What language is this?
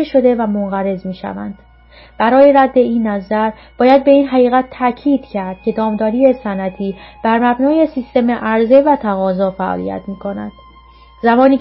Persian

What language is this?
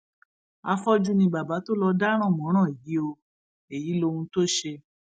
Yoruba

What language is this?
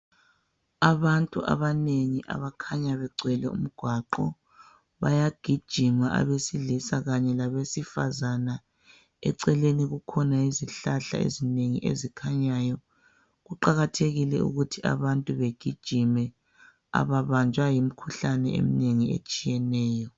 North Ndebele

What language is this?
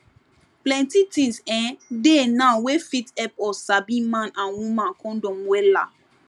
Nigerian Pidgin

